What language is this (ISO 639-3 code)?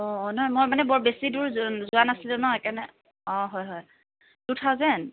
asm